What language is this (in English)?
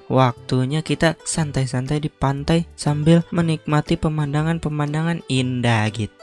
Indonesian